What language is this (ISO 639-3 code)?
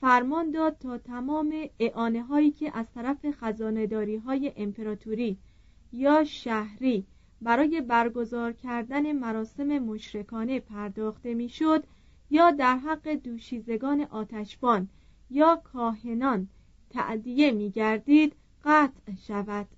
fas